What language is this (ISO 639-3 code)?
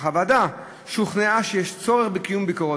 heb